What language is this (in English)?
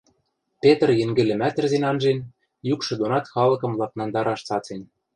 Western Mari